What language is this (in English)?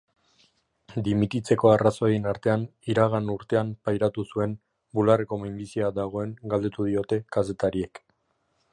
Basque